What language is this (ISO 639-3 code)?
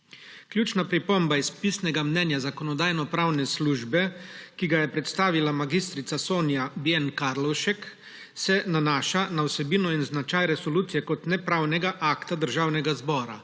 slv